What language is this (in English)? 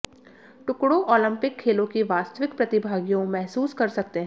Hindi